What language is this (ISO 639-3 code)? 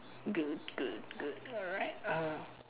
eng